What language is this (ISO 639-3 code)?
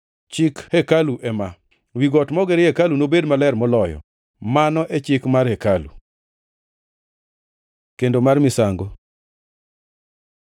luo